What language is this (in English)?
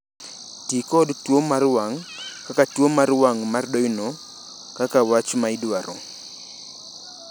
Luo (Kenya and Tanzania)